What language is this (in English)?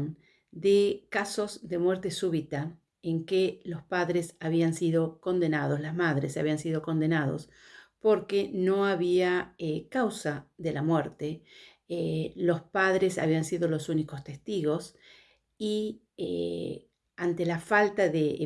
Spanish